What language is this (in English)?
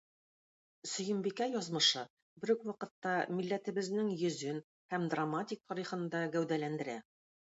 Tatar